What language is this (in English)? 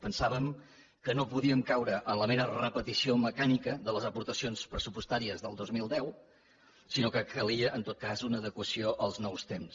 Catalan